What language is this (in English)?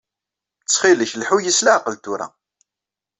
Kabyle